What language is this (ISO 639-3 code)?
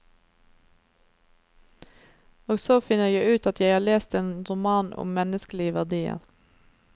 nor